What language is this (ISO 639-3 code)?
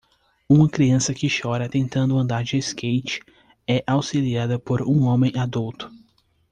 por